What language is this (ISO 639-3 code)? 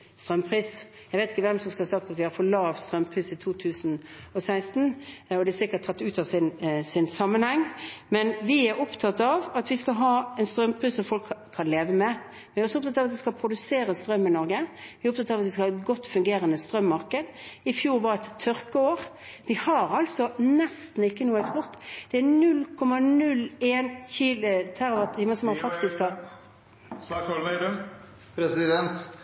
nor